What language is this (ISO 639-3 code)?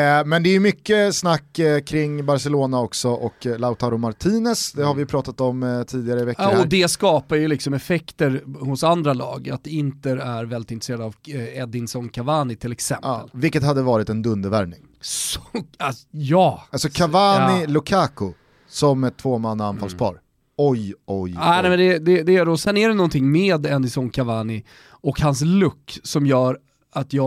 swe